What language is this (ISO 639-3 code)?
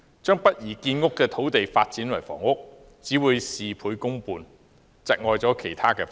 yue